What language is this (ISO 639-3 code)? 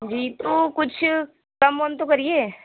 urd